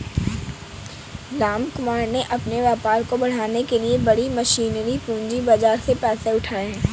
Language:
Hindi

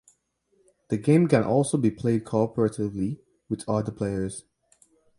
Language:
English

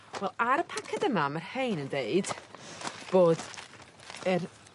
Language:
Welsh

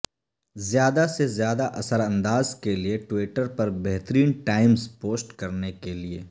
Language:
Urdu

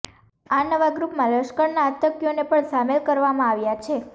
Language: Gujarati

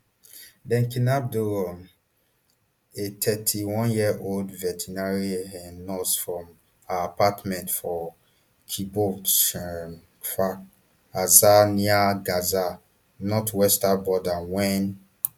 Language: Nigerian Pidgin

